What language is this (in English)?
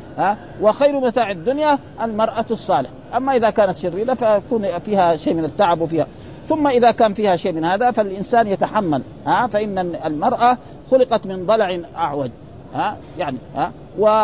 Arabic